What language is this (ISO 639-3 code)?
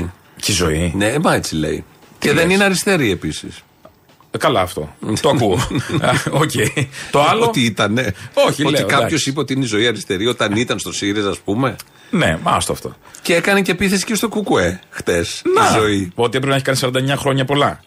ell